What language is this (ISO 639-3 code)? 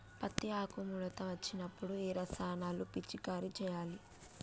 tel